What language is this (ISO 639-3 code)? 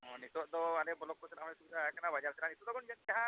sat